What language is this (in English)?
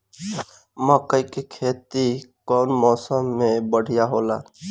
Bhojpuri